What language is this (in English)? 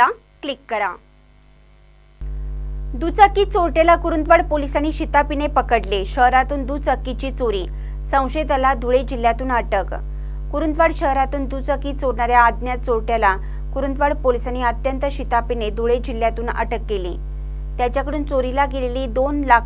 Marathi